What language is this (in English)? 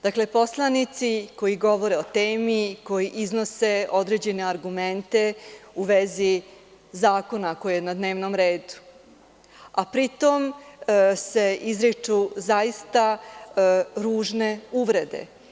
Serbian